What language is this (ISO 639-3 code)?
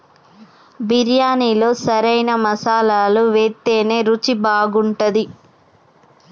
tel